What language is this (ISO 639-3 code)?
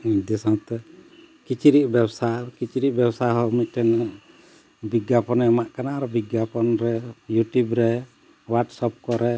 sat